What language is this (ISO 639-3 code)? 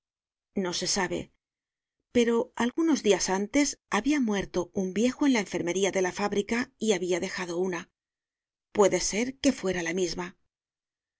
spa